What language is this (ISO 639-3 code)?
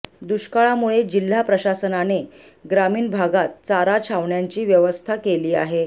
mar